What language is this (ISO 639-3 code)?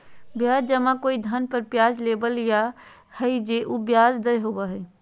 mag